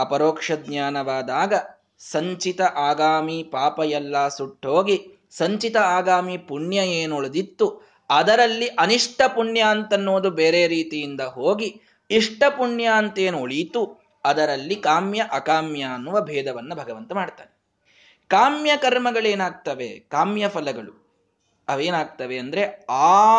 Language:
Kannada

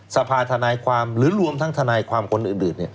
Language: Thai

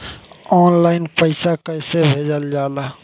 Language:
Bhojpuri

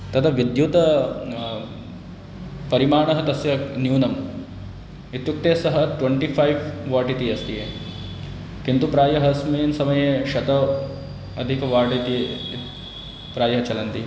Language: Sanskrit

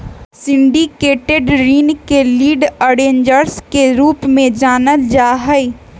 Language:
Magahi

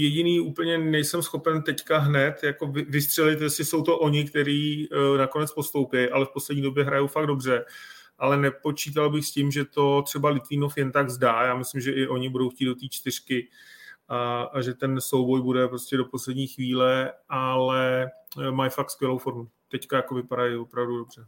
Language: Czech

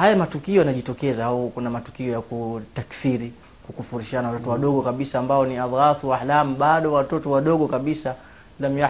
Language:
Swahili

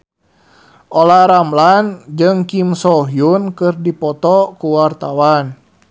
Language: Sundanese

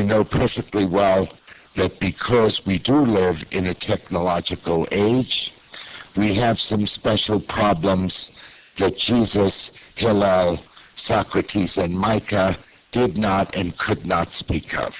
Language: English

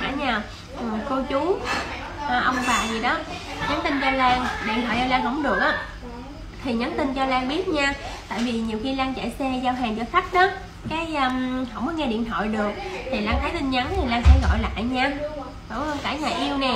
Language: Vietnamese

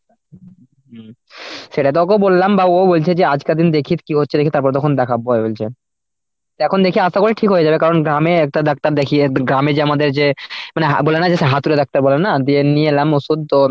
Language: Bangla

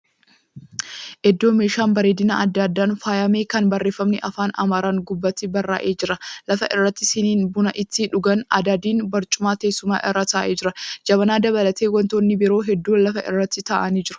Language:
Oromo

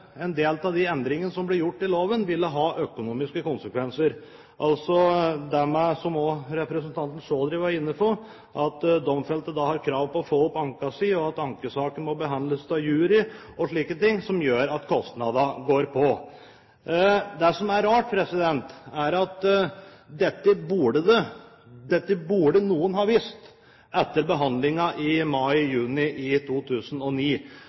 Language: Norwegian Bokmål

